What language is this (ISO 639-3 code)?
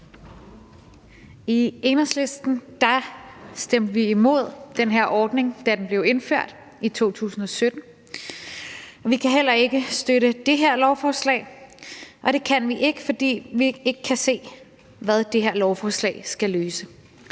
dan